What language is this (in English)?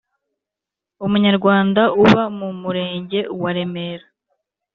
Kinyarwanda